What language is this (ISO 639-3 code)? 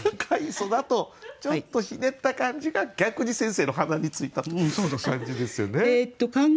jpn